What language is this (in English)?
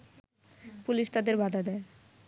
Bangla